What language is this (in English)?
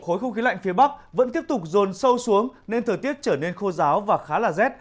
Vietnamese